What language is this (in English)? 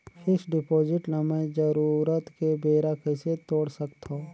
Chhattisgarhi